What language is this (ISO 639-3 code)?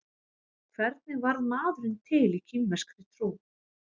isl